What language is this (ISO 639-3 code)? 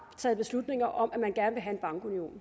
dan